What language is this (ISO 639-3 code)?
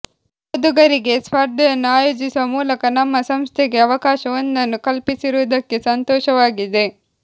kan